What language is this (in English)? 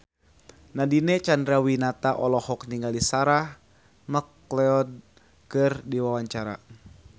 Sundanese